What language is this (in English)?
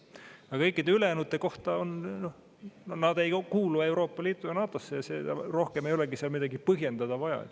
Estonian